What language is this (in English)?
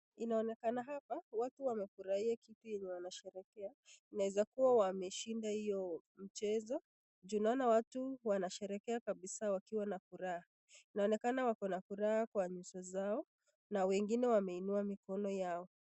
Swahili